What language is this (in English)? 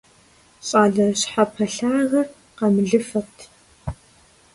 Kabardian